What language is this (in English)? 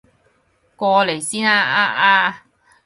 Cantonese